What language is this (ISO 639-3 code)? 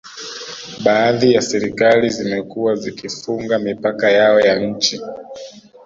swa